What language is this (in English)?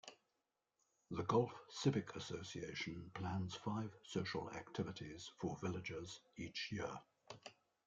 English